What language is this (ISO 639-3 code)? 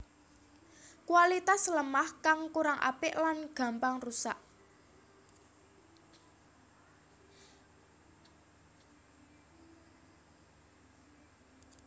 jav